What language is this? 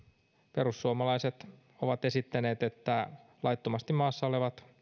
Finnish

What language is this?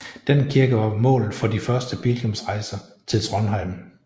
Danish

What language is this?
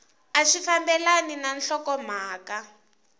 Tsonga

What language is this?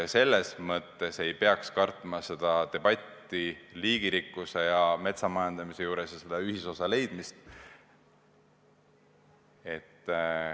Estonian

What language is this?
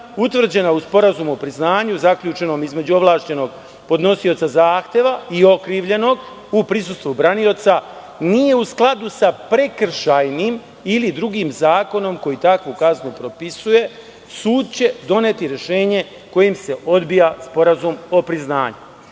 Serbian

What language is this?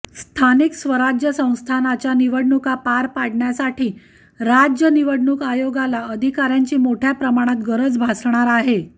Marathi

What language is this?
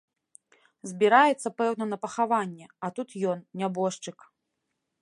Belarusian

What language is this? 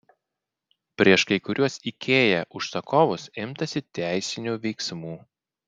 Lithuanian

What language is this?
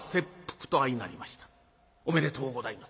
Japanese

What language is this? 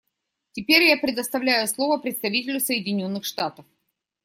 Russian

